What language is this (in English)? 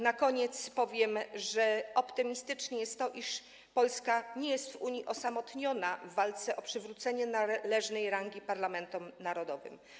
Polish